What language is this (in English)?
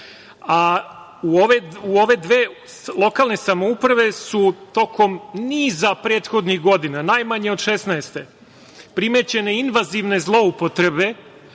Serbian